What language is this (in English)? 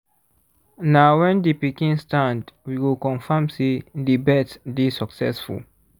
Nigerian Pidgin